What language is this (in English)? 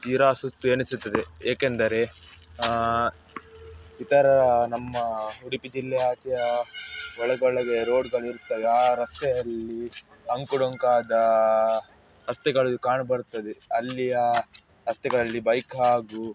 Kannada